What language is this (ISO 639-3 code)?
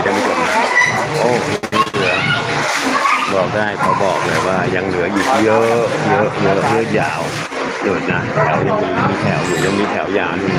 tha